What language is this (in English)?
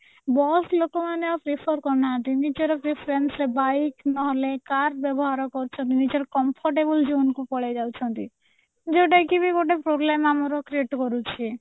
Odia